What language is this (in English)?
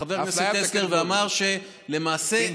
Hebrew